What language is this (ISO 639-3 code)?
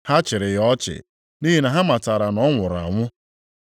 ibo